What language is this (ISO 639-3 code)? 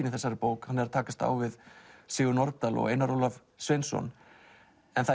isl